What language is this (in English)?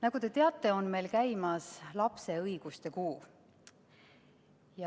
Estonian